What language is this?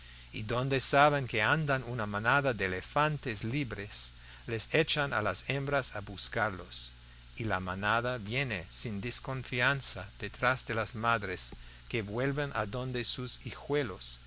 Spanish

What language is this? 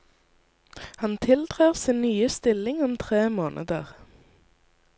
Norwegian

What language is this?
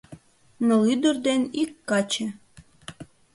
Mari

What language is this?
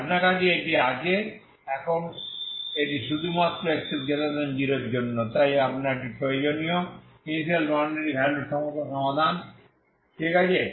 Bangla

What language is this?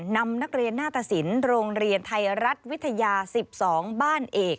Thai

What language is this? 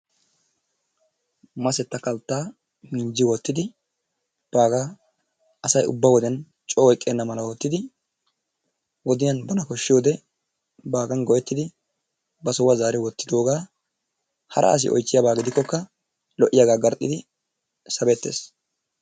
Wolaytta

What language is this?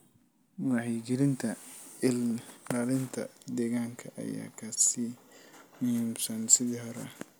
Somali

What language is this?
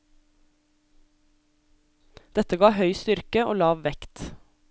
Norwegian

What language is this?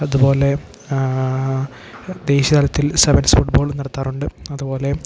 Malayalam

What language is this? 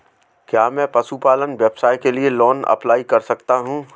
Hindi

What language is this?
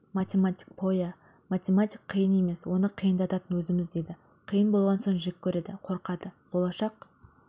Kazakh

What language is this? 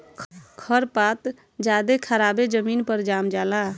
Bhojpuri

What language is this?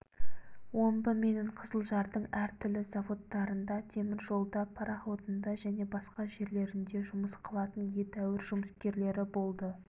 Kazakh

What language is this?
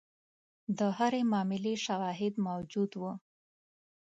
Pashto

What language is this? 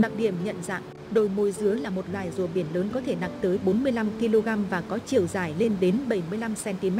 Vietnamese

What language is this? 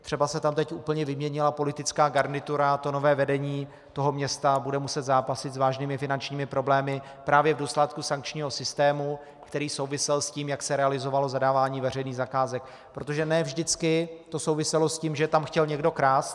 Czech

